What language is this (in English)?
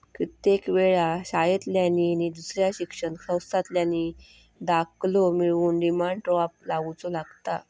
Marathi